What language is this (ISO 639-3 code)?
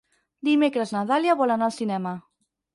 cat